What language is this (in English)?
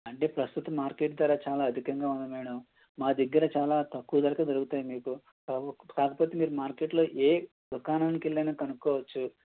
Telugu